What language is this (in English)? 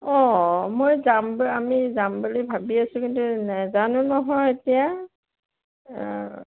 Assamese